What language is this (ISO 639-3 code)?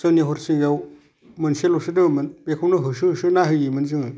brx